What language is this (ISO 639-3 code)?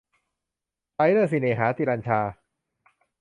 tha